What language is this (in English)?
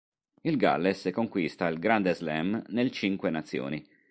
Italian